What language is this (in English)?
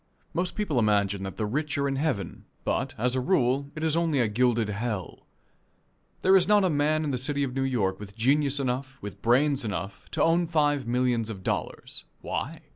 English